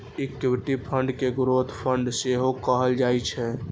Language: Maithili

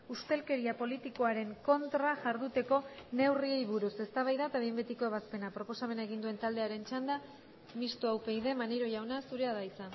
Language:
Basque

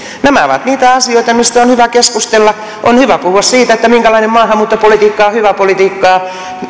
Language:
Finnish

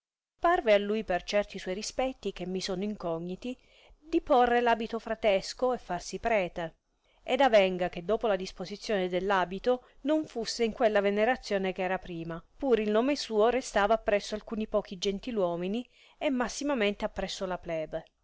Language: Italian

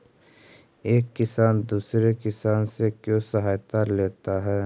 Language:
Magahi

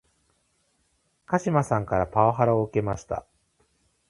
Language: Japanese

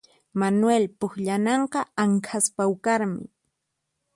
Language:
Puno Quechua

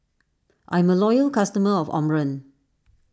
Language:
English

